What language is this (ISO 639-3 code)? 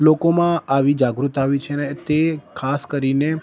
guj